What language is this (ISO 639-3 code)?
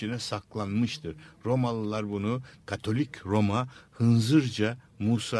tur